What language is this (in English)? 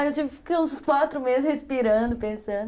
Portuguese